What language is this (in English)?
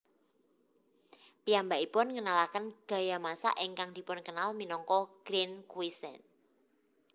Javanese